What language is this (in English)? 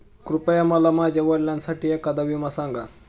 Marathi